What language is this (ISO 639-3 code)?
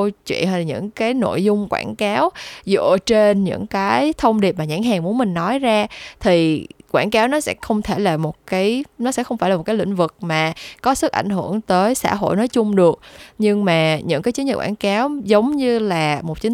vie